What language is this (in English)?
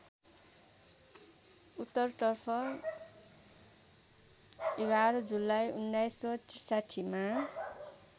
Nepali